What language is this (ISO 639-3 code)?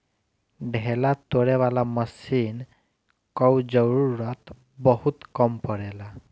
bho